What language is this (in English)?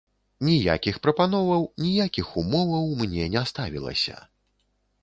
Belarusian